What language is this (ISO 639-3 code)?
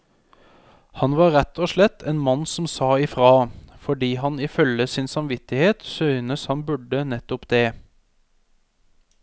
nor